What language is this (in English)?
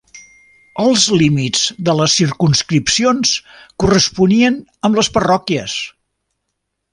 Catalan